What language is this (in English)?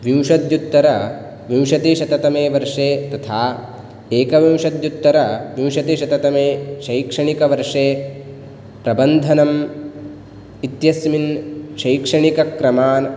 Sanskrit